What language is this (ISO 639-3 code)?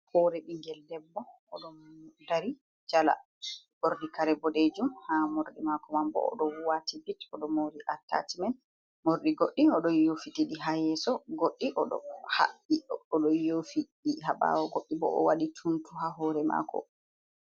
ful